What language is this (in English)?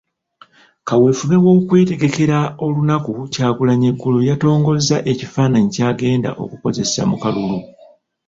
Ganda